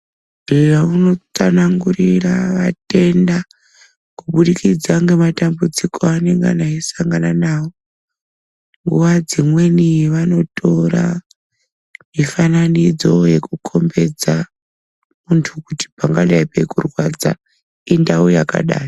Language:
Ndau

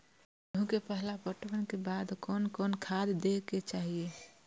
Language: Maithili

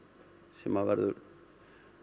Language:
Icelandic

